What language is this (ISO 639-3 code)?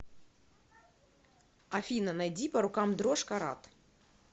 rus